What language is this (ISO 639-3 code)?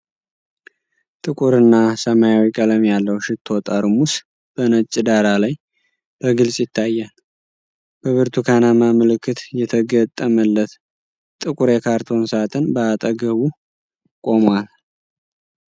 amh